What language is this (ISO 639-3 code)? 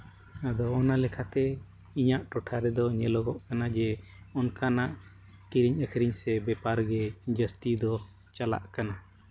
sat